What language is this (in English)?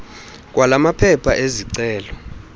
Xhosa